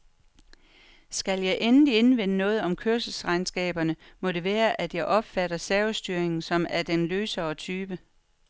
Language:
Danish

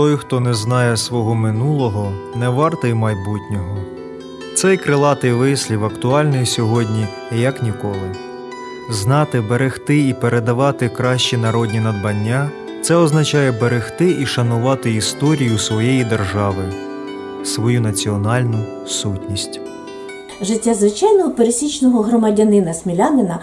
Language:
Ukrainian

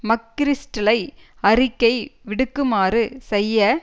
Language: Tamil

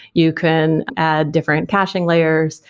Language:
English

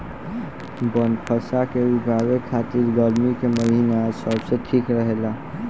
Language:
Bhojpuri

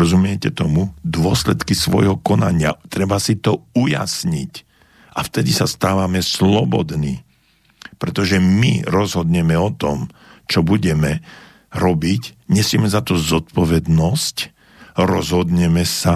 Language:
Slovak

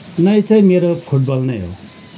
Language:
Nepali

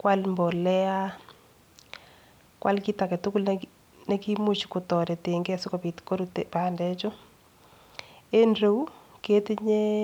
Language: Kalenjin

